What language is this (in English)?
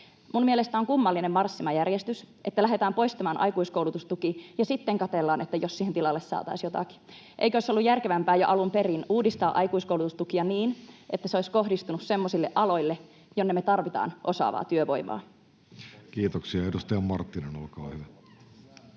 Finnish